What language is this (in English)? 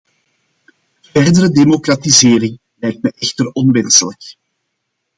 Dutch